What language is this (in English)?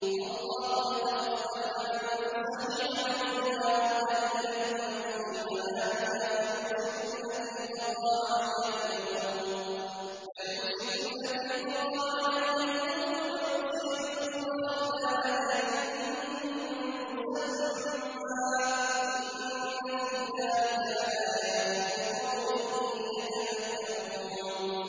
Arabic